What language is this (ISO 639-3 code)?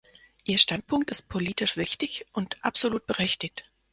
deu